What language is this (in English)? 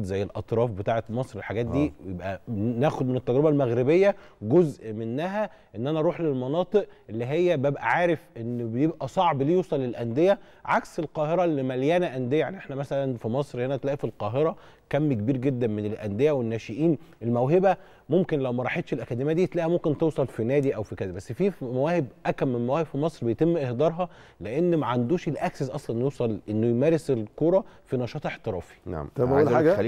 Arabic